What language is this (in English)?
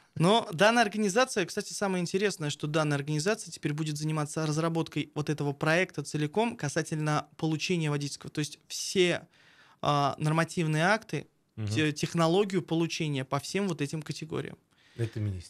Russian